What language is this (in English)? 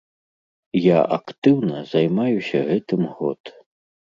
Belarusian